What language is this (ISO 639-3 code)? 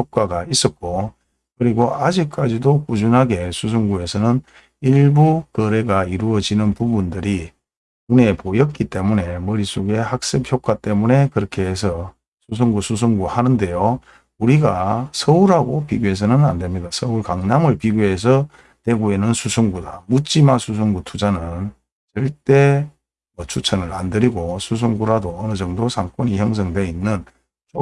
kor